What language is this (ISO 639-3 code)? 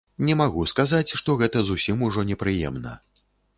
bel